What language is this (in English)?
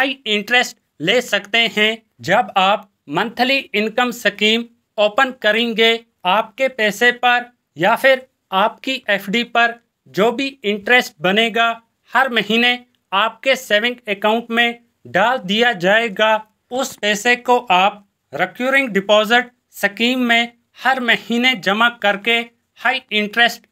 Hindi